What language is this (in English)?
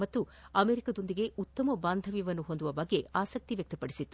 Kannada